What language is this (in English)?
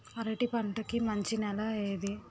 Telugu